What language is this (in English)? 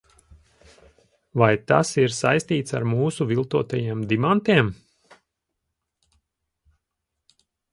Latvian